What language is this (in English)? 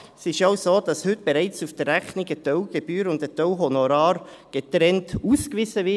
Swiss German